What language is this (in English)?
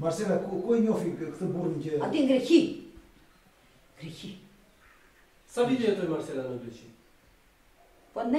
Romanian